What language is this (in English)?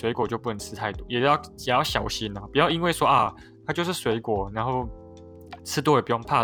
Chinese